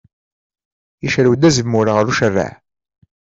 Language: Kabyle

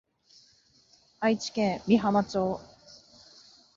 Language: Japanese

